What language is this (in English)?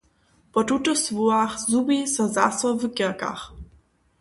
Upper Sorbian